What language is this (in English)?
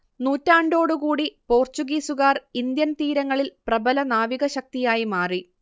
Malayalam